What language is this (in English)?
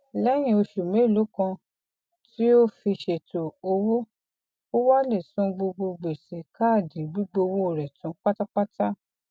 Yoruba